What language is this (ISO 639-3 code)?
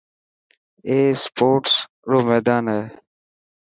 mki